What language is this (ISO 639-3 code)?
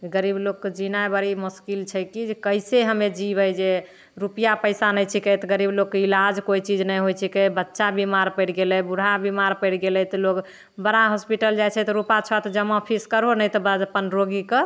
mai